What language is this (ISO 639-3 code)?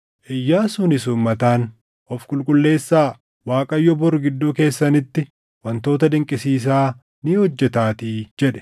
orm